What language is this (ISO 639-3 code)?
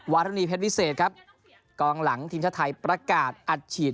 tha